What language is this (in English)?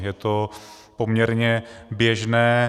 Czech